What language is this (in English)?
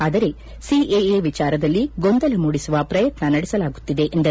Kannada